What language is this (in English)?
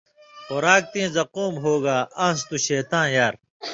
Indus Kohistani